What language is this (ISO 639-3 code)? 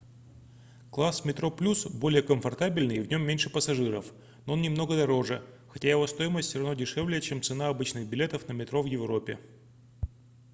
rus